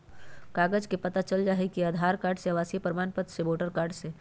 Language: Magahi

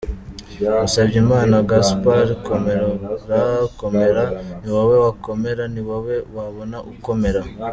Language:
Kinyarwanda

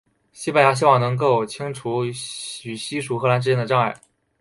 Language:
Chinese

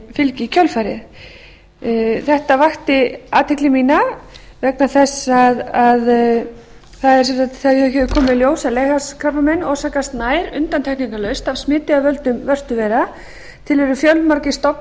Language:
Icelandic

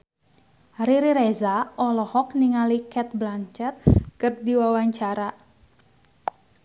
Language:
Sundanese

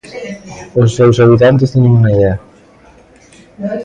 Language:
Galician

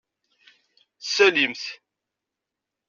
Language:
Kabyle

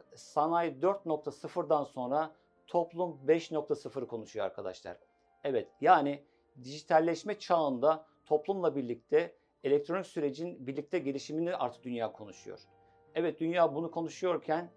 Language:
Turkish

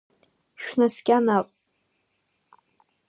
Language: Abkhazian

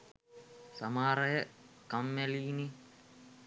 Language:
Sinhala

